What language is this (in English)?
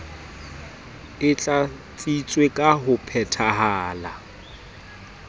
Southern Sotho